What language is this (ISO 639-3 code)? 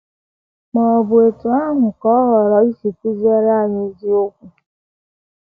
ibo